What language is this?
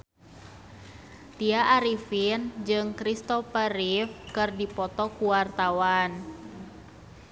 Sundanese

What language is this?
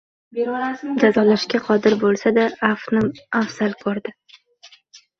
Uzbek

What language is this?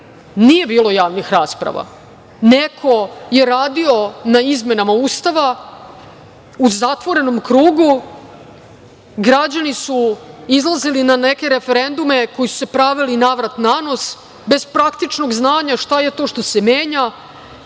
Serbian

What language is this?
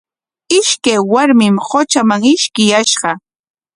Corongo Ancash Quechua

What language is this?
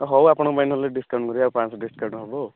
Odia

